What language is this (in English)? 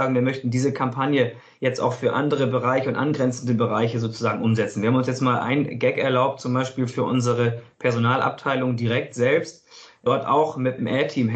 German